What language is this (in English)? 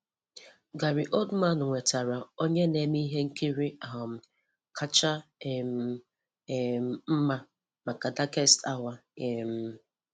Igbo